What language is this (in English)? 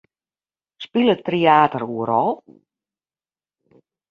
Western Frisian